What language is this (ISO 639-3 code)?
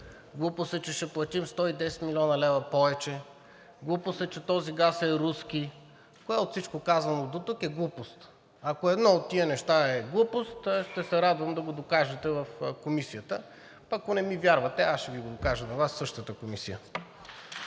bul